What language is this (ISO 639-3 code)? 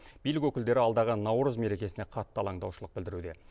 kaz